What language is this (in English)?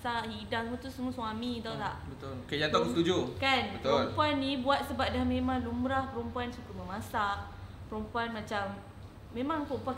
Malay